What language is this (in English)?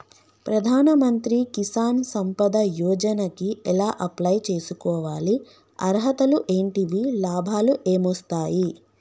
Telugu